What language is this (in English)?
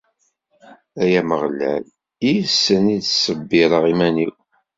Kabyle